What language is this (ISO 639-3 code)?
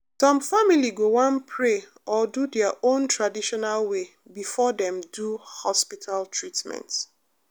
pcm